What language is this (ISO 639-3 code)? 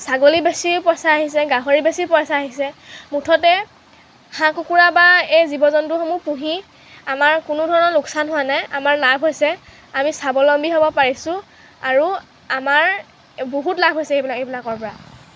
asm